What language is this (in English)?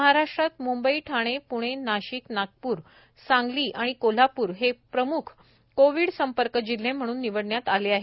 Marathi